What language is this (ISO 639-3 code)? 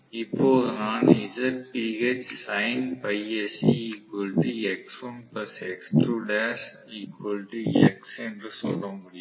tam